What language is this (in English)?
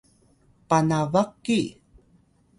Atayal